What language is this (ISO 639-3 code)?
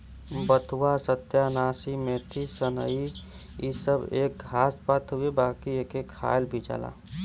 bho